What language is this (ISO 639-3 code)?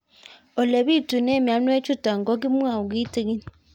kln